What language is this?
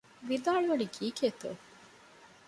Divehi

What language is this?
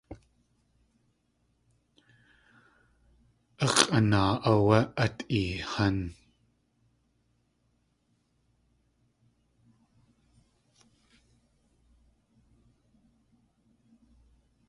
Tlingit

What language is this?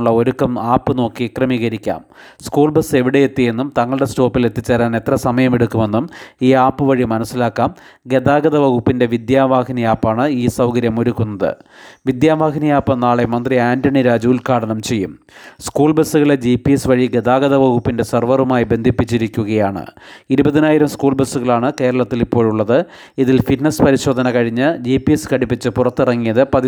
Malayalam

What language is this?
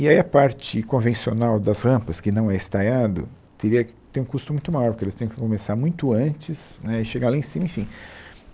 Portuguese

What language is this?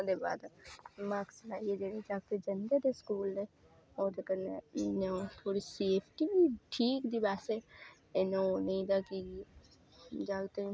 Dogri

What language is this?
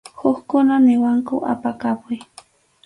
Arequipa-La Unión Quechua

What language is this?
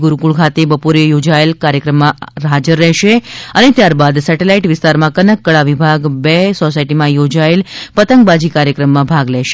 Gujarati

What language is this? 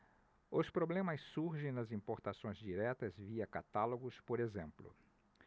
Portuguese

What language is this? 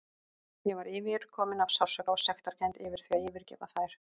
Icelandic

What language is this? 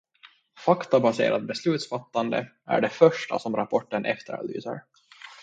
Swedish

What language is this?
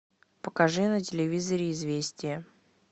Russian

